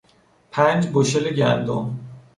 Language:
Persian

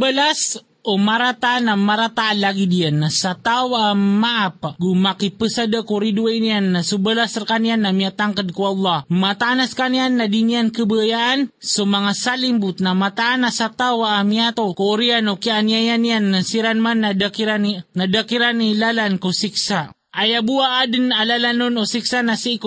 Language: Filipino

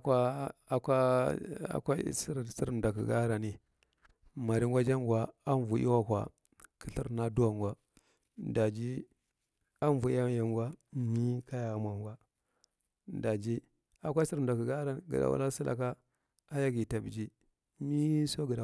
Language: Marghi Central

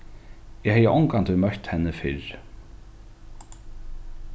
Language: Faroese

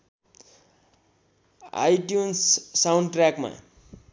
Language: Nepali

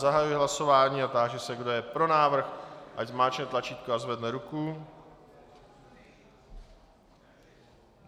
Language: Czech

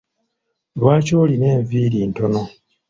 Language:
Ganda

